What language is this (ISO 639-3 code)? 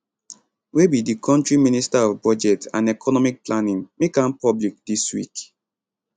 pcm